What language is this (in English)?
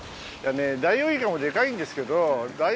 Japanese